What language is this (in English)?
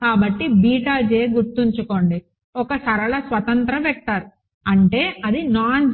Telugu